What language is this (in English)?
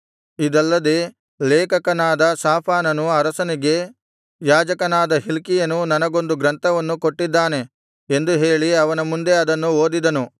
Kannada